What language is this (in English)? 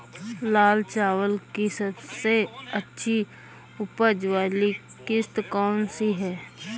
Hindi